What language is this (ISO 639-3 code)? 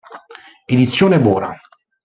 ita